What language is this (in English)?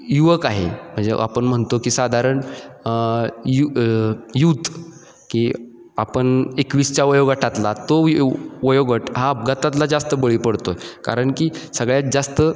Marathi